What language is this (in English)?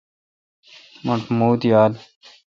Kalkoti